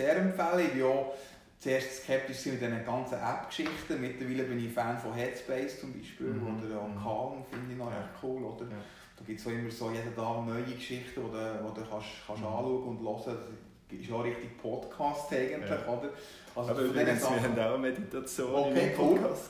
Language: German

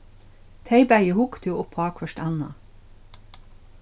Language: Faroese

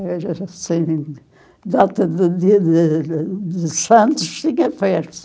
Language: Portuguese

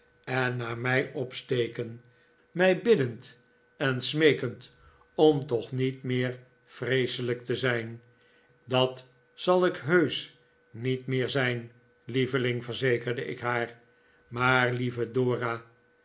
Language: Dutch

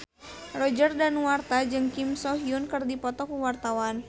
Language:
Sundanese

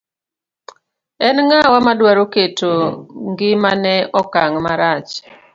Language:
Luo (Kenya and Tanzania)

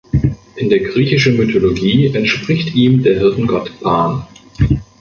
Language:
German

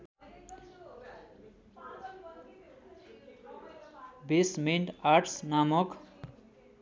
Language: Nepali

